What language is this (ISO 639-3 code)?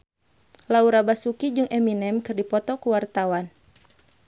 sun